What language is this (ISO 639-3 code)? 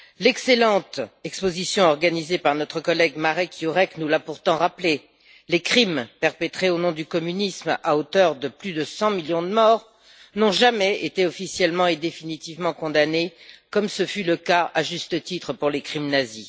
fra